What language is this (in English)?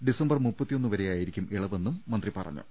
Malayalam